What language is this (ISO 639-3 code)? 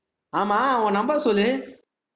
tam